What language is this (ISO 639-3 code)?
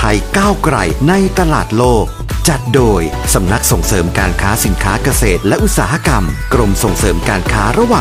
tha